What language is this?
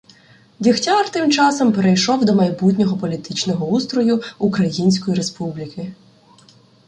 Ukrainian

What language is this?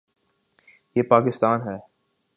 Urdu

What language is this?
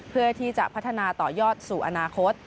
Thai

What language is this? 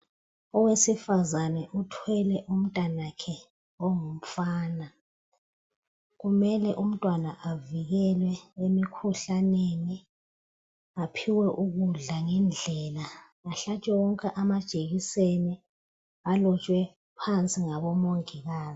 North Ndebele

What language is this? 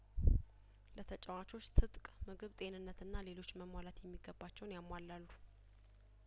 Amharic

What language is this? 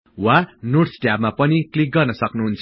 Nepali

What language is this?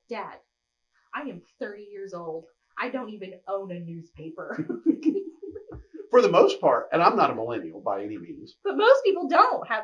English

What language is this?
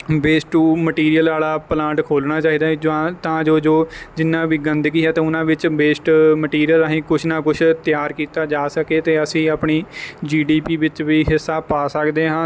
Punjabi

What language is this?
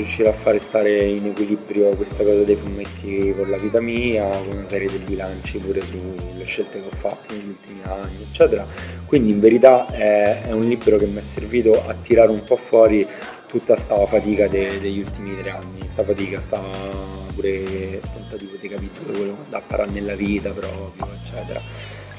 Italian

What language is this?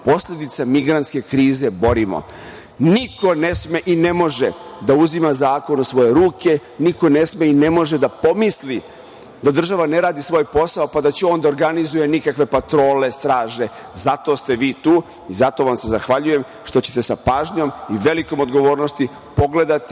Serbian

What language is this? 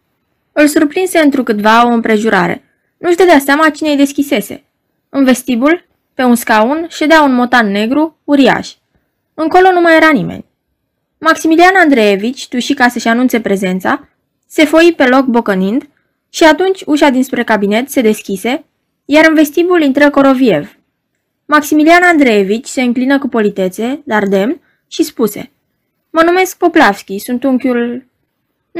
Romanian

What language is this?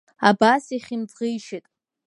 Abkhazian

